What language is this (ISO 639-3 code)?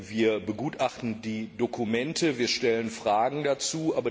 deu